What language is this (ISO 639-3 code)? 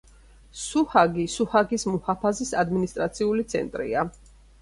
kat